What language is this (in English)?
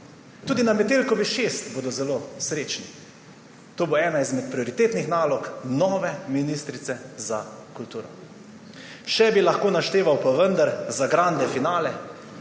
Slovenian